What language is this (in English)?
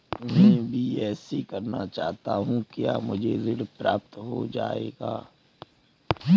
Hindi